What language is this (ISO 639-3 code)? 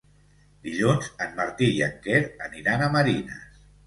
cat